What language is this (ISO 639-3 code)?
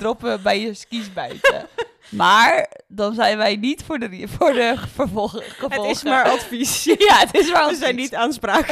nld